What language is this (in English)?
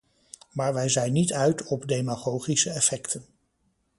Dutch